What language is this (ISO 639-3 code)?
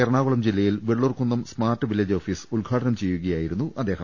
mal